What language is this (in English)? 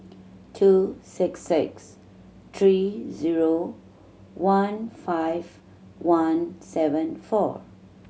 English